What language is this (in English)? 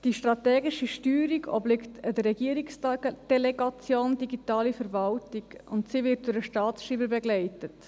Swiss German